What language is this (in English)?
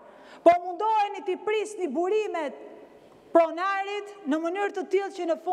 Romanian